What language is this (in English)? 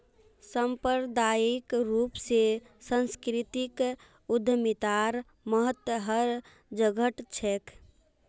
Magahi